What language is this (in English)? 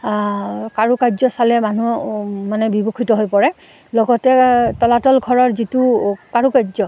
Assamese